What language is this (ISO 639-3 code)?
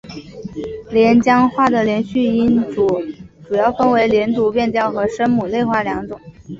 zho